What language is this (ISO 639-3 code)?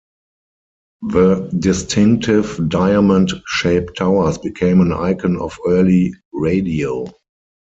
eng